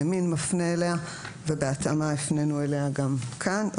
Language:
Hebrew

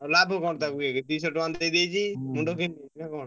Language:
Odia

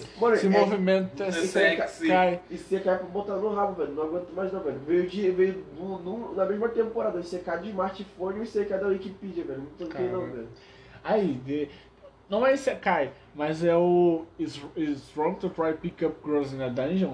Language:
Portuguese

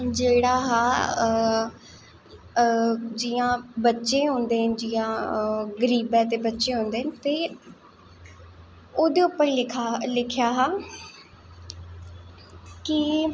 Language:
Dogri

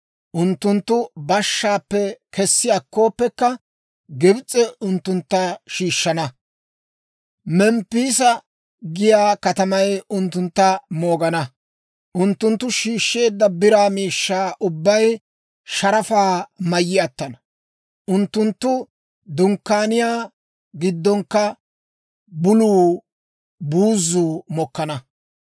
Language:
Dawro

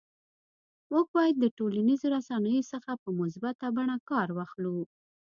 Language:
Pashto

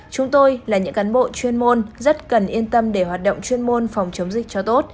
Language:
Vietnamese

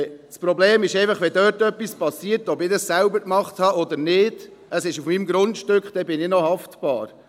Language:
Swiss German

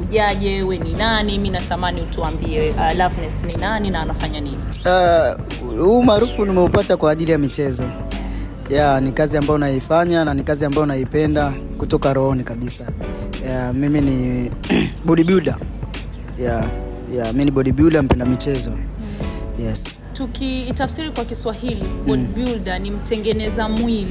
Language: Swahili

